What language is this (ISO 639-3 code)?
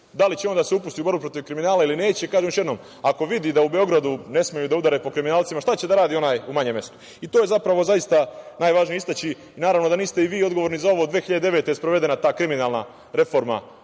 srp